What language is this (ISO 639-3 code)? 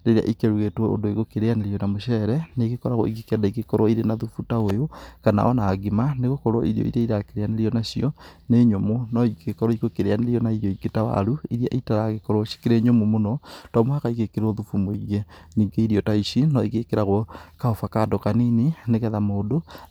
kik